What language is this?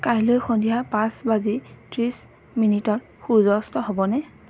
Assamese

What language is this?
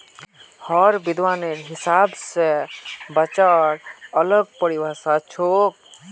Magahi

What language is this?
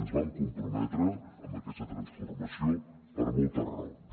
Catalan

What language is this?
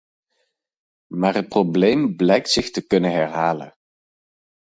Dutch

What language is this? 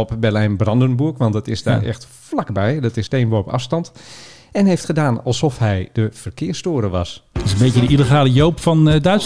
Dutch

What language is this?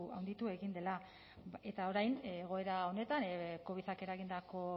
Basque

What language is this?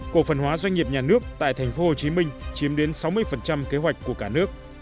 Vietnamese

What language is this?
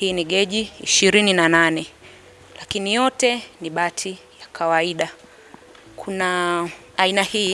Swahili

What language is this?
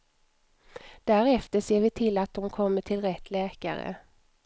Swedish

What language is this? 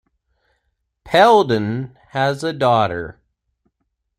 English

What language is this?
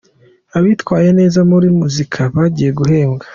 Kinyarwanda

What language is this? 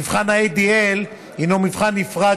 Hebrew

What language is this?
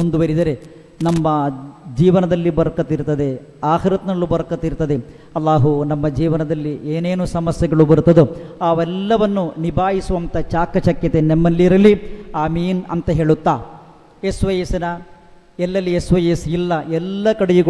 Kannada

